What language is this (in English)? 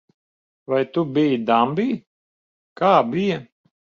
Latvian